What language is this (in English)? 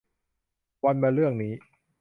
Thai